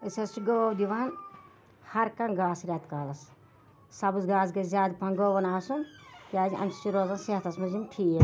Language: Kashmiri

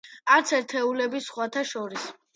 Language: Georgian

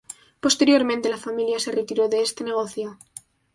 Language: Spanish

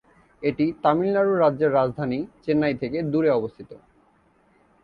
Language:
Bangla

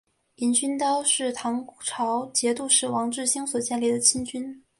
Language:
Chinese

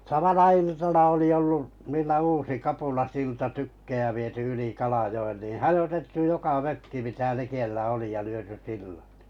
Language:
Finnish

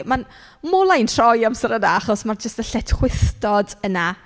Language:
Welsh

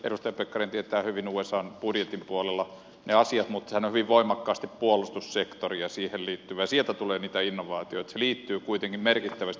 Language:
Finnish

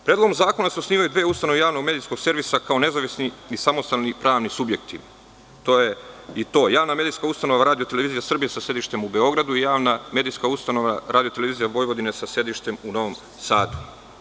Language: Serbian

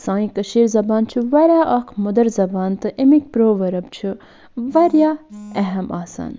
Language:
Kashmiri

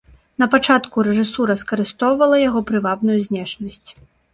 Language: Belarusian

